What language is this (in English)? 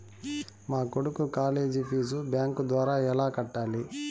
Telugu